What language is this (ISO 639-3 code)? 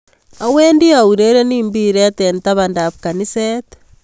kln